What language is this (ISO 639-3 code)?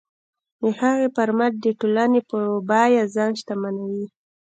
pus